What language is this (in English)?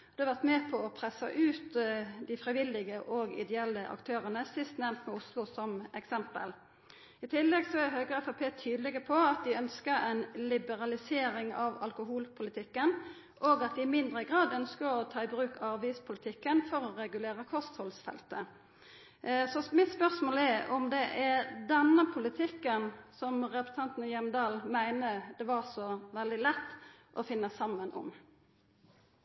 Norwegian Nynorsk